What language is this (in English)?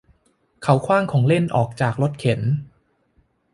Thai